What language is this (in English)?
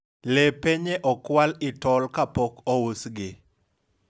Luo (Kenya and Tanzania)